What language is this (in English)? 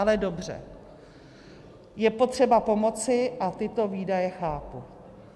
Czech